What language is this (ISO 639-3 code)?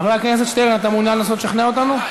heb